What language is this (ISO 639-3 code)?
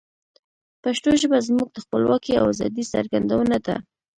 pus